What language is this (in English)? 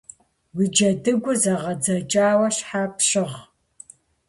Kabardian